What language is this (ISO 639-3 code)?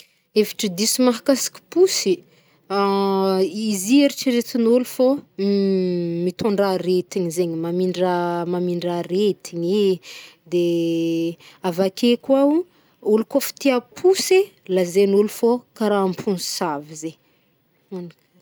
bmm